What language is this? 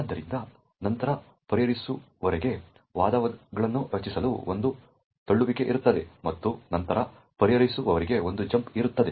Kannada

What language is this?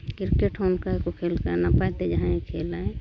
Santali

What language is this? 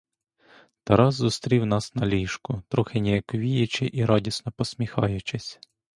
Ukrainian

